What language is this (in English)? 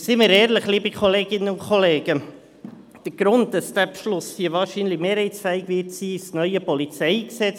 Swiss German